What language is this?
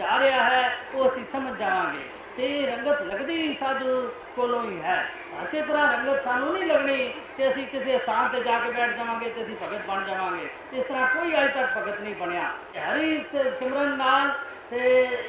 Hindi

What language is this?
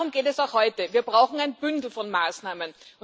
German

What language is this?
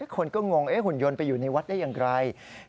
Thai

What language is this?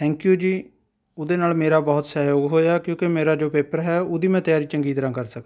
Punjabi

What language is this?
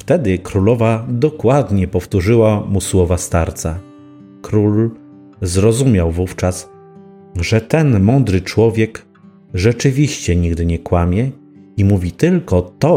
Polish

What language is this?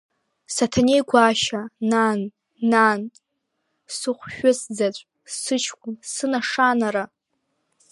Abkhazian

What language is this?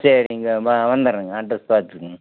Tamil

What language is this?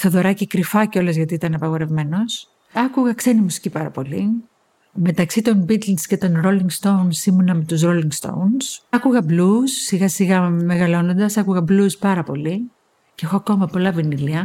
Greek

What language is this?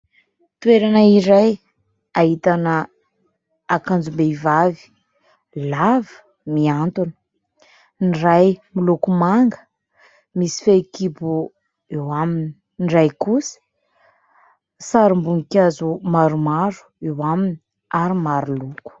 Malagasy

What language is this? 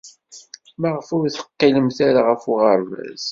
Kabyle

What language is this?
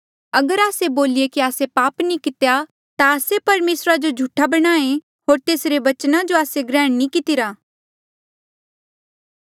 Mandeali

